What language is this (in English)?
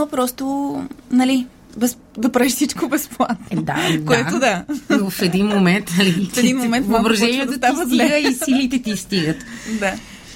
Bulgarian